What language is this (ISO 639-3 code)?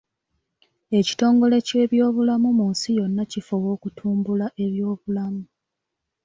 lug